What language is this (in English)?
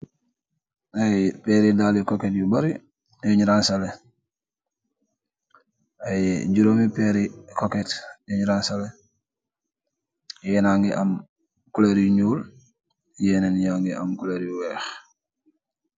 Wolof